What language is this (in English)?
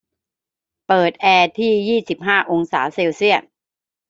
Thai